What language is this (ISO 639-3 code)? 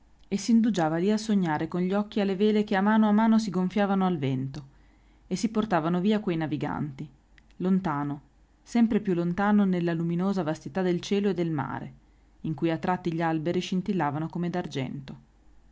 ita